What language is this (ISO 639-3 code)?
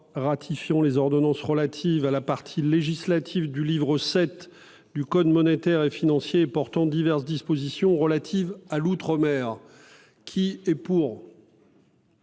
fra